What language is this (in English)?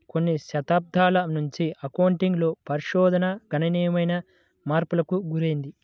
Telugu